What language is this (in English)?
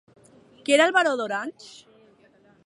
Catalan